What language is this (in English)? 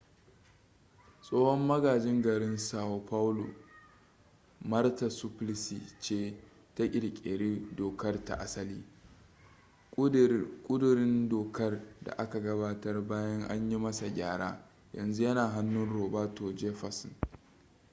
Hausa